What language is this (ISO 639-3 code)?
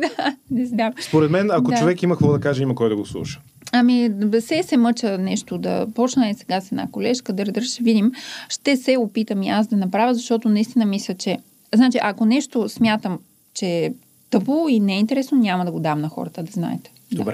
bul